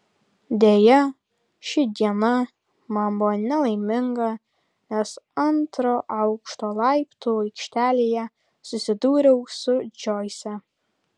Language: Lithuanian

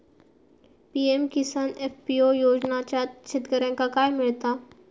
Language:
Marathi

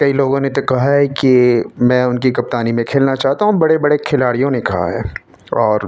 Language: Urdu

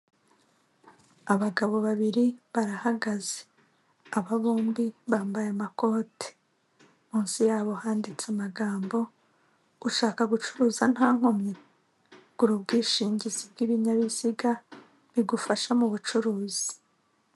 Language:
Kinyarwanda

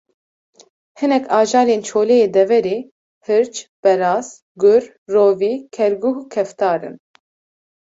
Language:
Kurdish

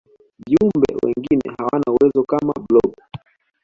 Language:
Swahili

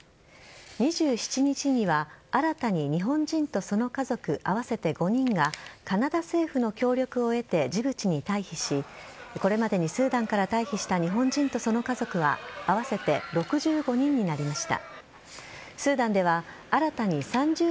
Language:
Japanese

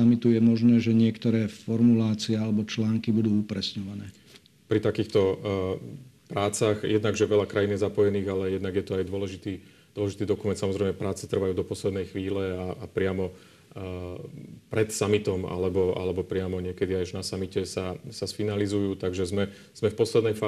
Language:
Slovak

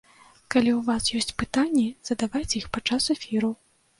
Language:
Belarusian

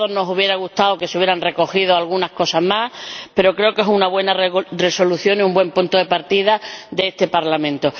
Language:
Spanish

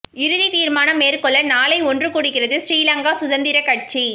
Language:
Tamil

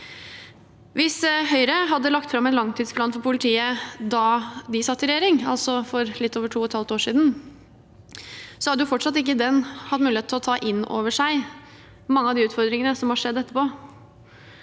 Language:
Norwegian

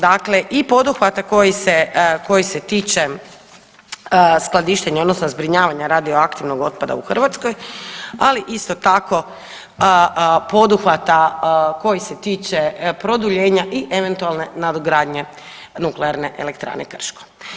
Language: Croatian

